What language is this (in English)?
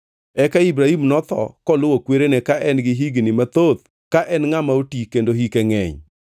Luo (Kenya and Tanzania)